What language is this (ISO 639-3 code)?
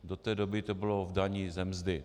ces